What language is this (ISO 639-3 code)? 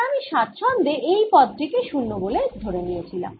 ben